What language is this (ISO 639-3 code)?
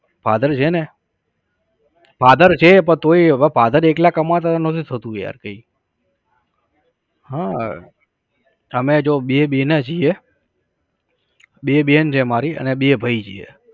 guj